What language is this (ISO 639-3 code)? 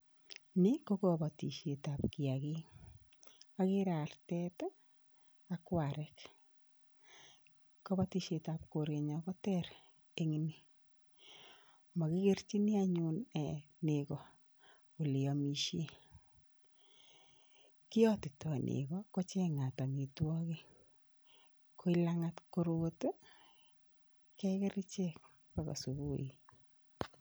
kln